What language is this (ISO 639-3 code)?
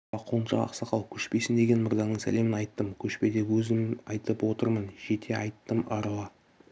kaz